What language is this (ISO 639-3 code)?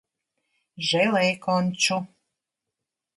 lav